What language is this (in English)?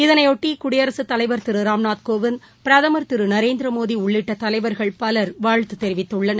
Tamil